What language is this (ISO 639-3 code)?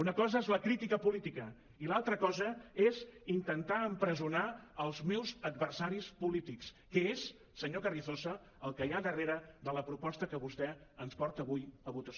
cat